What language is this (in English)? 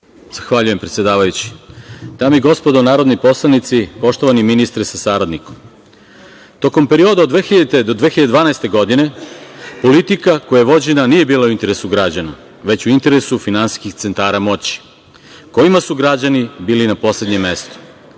Serbian